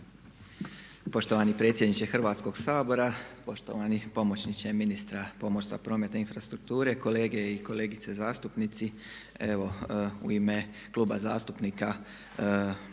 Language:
Croatian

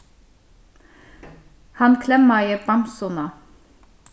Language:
Faroese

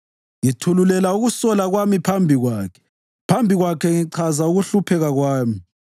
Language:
North Ndebele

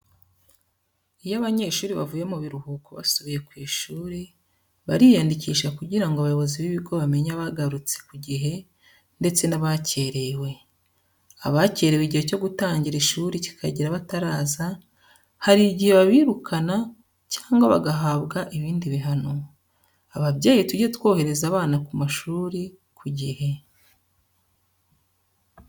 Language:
Kinyarwanda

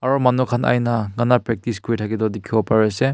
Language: Naga Pidgin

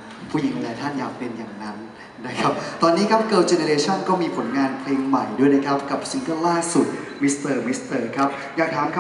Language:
Thai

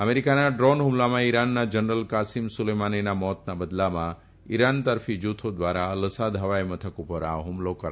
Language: Gujarati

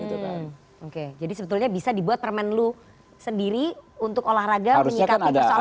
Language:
Indonesian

